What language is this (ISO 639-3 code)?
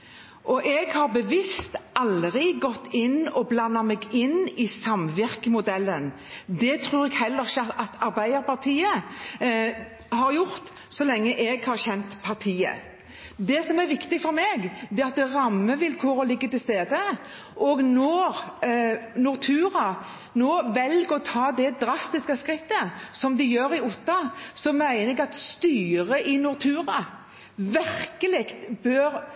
nob